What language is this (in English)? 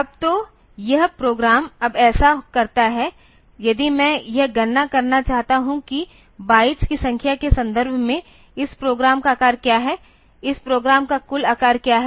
Hindi